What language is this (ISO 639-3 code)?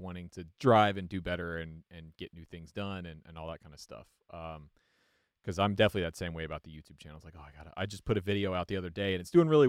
eng